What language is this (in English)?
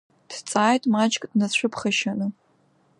Abkhazian